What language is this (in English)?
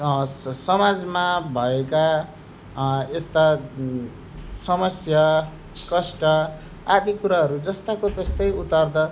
Nepali